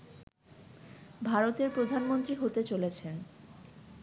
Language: Bangla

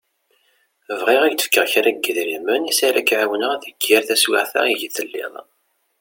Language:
Kabyle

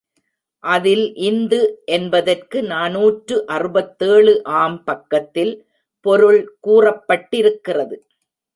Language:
Tamil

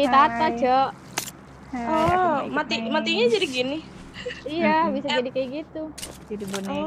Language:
Indonesian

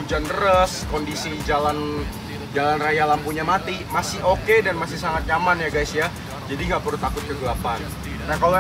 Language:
Indonesian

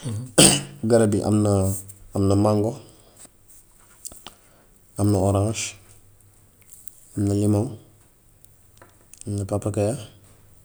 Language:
Gambian Wolof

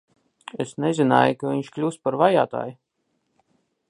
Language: Latvian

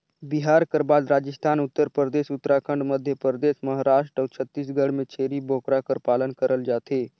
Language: Chhattisgarhi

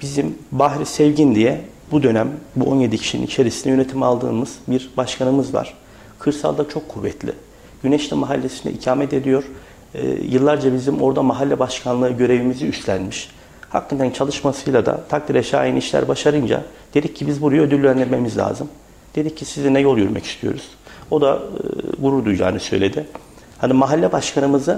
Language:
Turkish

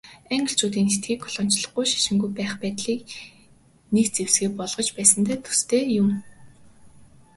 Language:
Mongolian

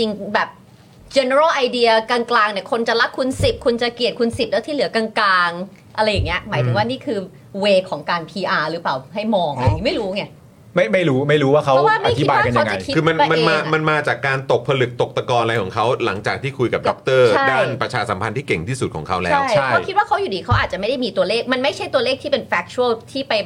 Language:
Thai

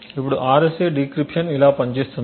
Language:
Telugu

